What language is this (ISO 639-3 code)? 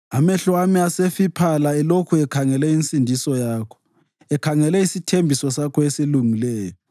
nde